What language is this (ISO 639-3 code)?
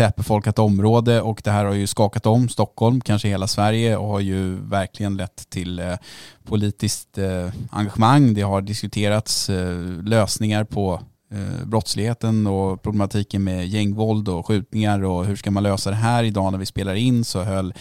swe